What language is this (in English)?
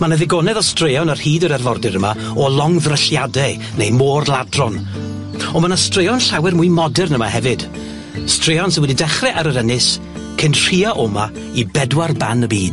Welsh